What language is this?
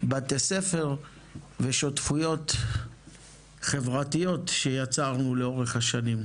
Hebrew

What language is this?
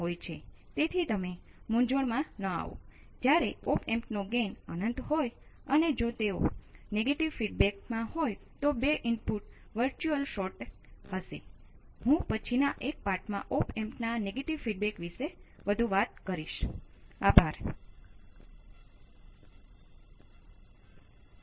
Gujarati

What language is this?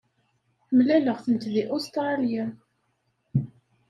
Kabyle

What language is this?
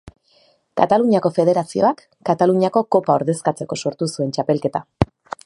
Basque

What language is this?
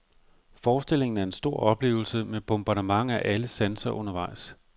Danish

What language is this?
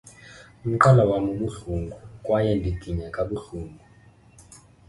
Xhosa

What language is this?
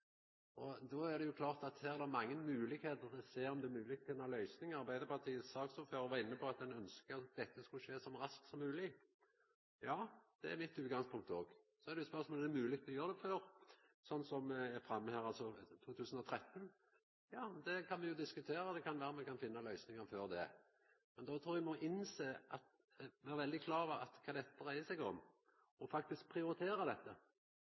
Norwegian Nynorsk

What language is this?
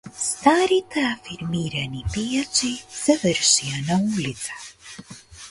Macedonian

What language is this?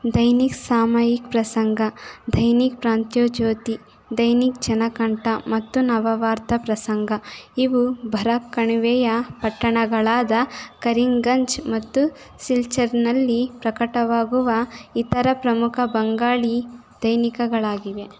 Kannada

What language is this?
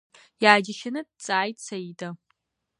Abkhazian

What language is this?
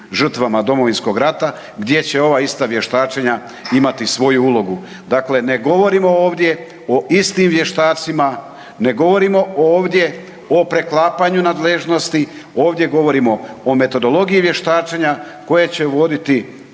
Croatian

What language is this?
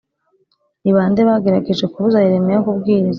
Kinyarwanda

